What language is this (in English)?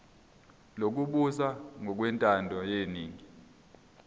Zulu